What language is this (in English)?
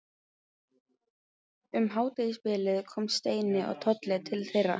Icelandic